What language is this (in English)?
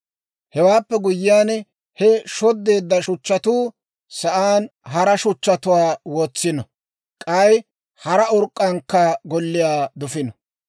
Dawro